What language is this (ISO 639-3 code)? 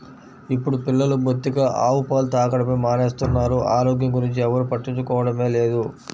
tel